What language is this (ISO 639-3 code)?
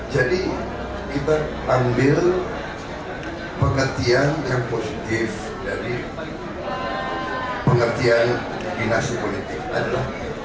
ind